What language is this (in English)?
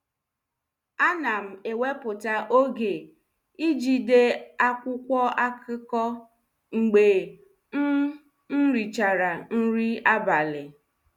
Igbo